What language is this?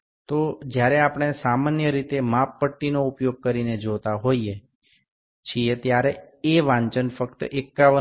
Gujarati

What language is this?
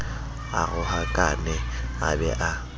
Southern Sotho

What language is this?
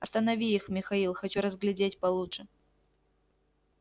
Russian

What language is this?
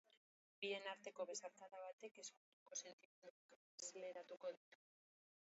Basque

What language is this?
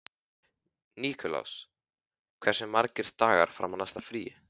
Icelandic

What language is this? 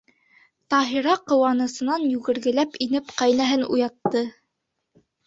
Bashkir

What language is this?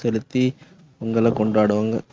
Tamil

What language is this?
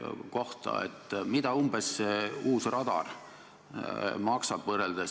Estonian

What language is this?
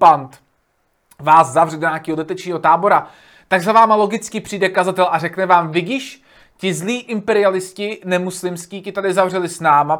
Czech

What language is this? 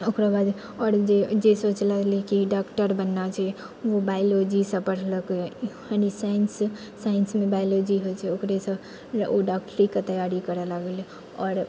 Maithili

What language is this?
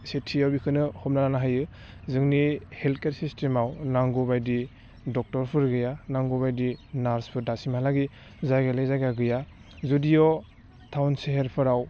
Bodo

